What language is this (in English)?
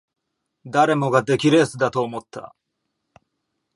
Japanese